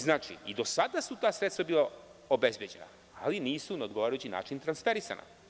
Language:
Serbian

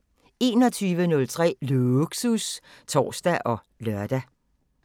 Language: Danish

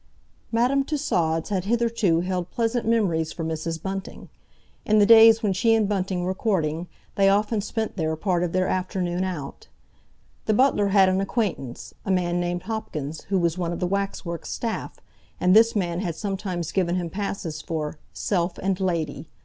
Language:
English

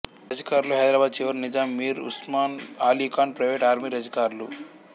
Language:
Telugu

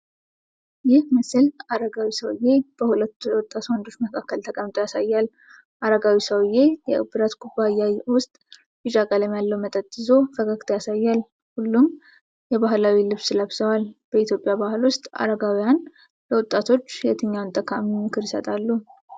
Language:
Amharic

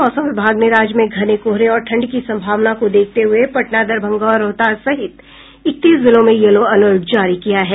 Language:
Hindi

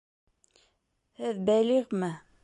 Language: Bashkir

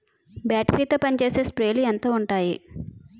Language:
Telugu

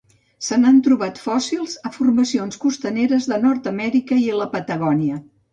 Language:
Catalan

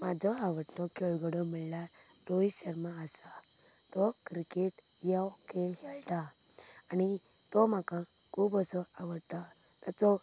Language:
Konkani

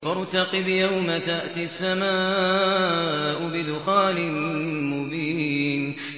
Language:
Arabic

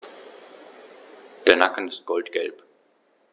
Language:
German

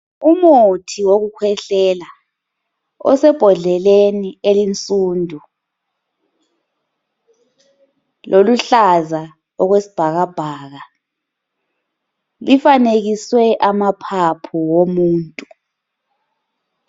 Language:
North Ndebele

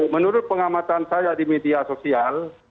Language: Indonesian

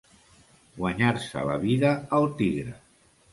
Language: Catalan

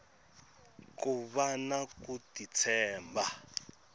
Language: Tsonga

